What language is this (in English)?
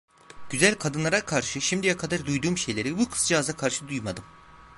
Turkish